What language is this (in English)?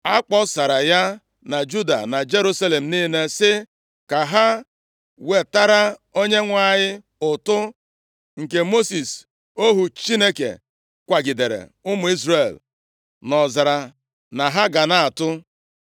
Igbo